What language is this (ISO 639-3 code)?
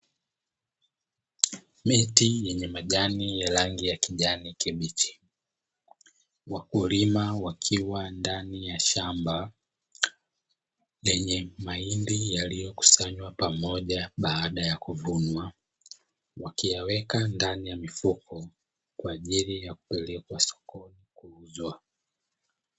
swa